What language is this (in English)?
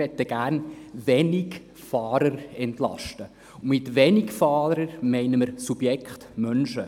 Swiss German